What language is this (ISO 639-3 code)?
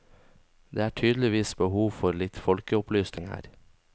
nor